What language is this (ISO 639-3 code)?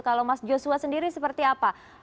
ind